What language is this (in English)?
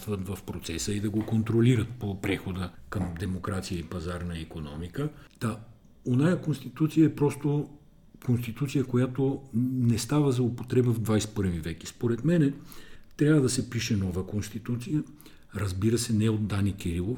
Bulgarian